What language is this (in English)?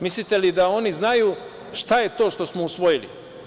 Serbian